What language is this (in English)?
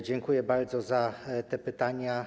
Polish